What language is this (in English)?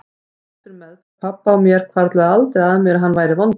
Icelandic